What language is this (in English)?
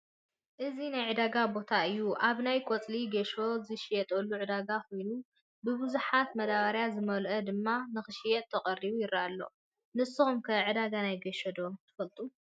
Tigrinya